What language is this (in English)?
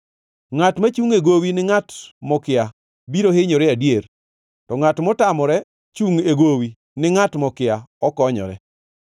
Luo (Kenya and Tanzania)